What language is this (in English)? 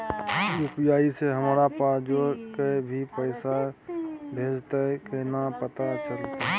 Maithili